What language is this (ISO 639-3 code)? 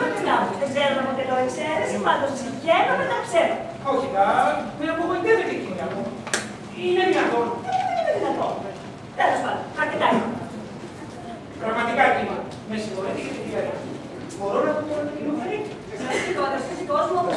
ell